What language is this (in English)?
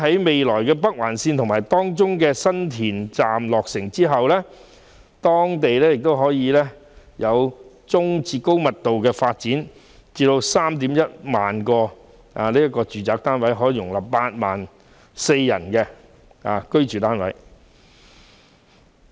Cantonese